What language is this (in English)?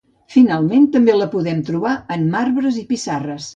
Catalan